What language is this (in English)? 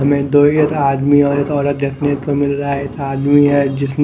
Hindi